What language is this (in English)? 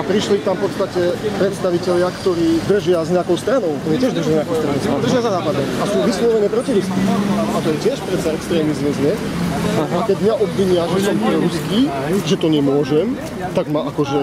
Polish